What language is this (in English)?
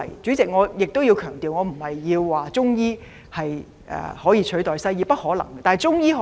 Cantonese